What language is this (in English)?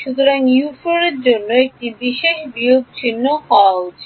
Bangla